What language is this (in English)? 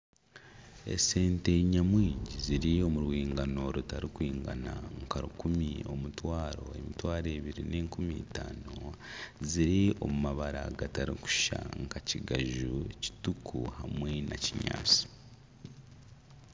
Nyankole